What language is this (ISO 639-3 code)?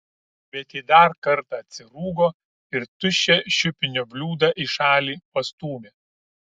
lit